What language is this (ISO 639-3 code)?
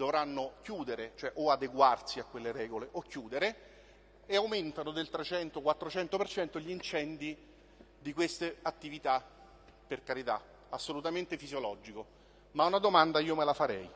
ita